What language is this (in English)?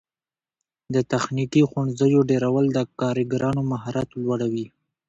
Pashto